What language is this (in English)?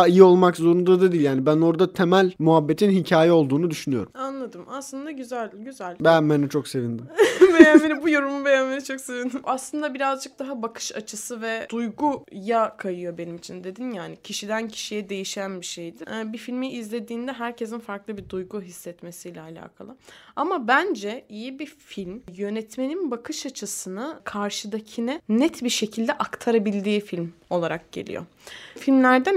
Turkish